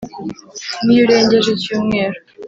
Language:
Kinyarwanda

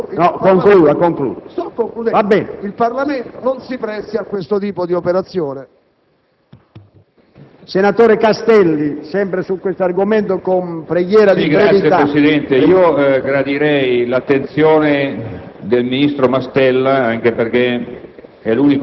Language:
Italian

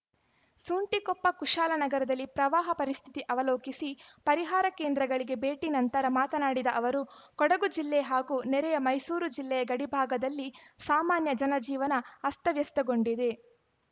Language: Kannada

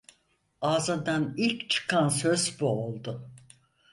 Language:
Turkish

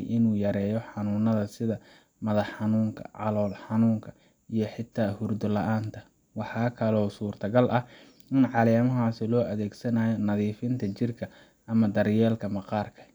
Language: Somali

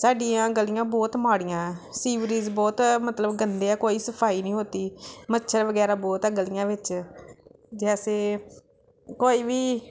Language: Punjabi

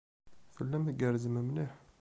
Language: Kabyle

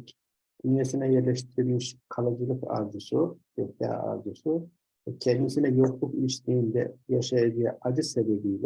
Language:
Turkish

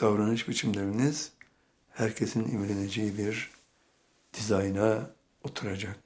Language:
Turkish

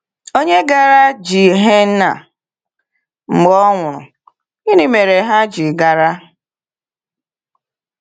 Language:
Igbo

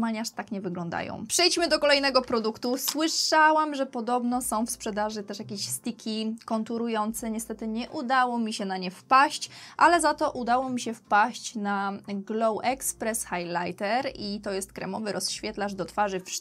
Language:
Polish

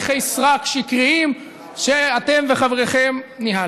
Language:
Hebrew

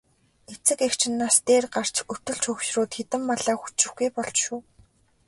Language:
Mongolian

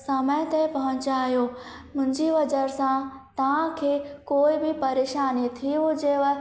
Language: Sindhi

